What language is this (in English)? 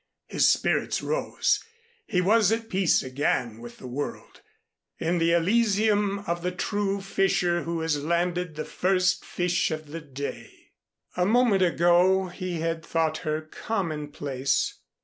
English